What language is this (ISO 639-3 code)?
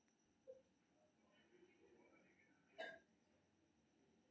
mai